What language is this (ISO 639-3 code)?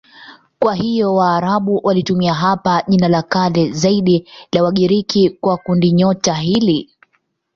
swa